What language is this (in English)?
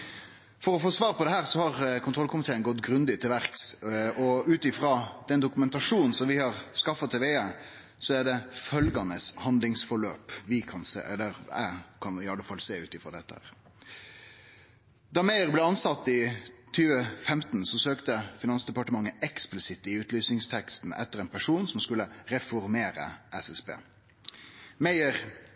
Norwegian Nynorsk